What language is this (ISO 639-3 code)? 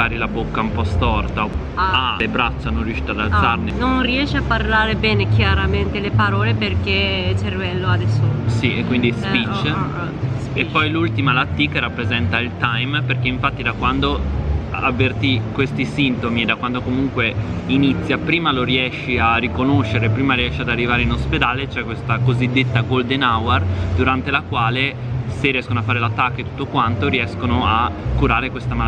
ita